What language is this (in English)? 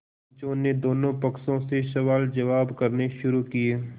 Hindi